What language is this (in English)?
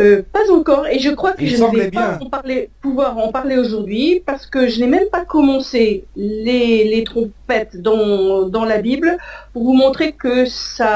French